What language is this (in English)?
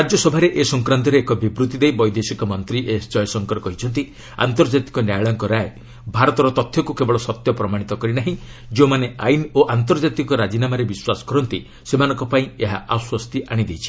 Odia